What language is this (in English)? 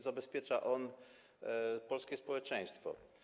Polish